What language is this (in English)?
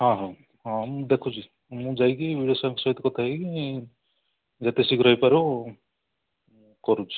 Odia